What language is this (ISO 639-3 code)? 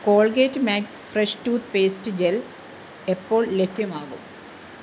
mal